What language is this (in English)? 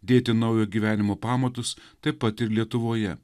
Lithuanian